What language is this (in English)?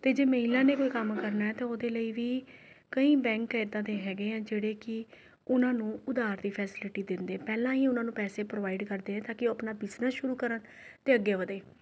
Punjabi